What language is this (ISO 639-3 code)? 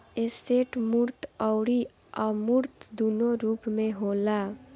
bho